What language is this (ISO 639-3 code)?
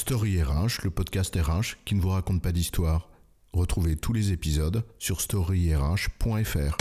fra